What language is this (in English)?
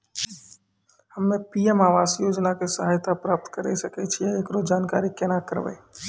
Maithili